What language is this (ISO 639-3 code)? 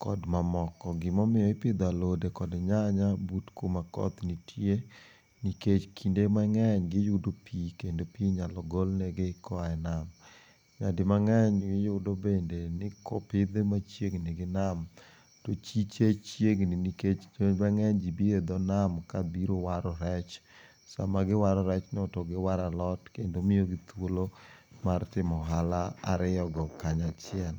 luo